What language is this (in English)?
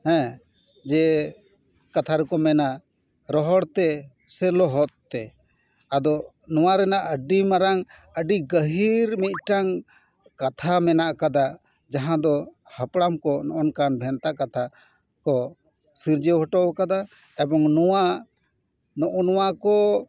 Santali